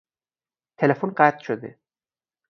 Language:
Persian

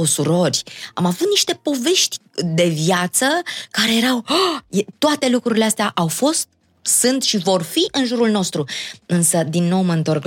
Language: Romanian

